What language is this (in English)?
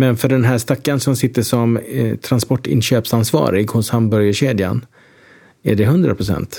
Swedish